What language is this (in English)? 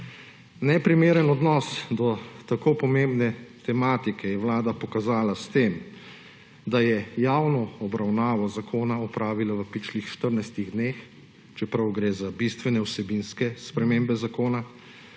Slovenian